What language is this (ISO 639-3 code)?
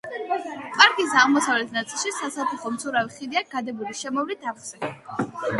kat